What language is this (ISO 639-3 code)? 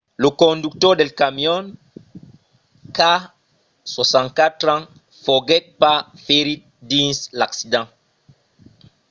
oci